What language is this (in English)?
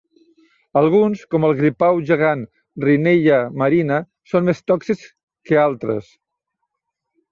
Catalan